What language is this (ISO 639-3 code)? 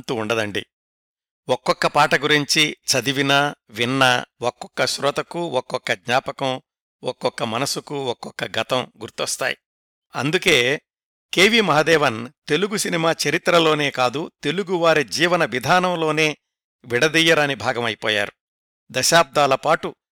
tel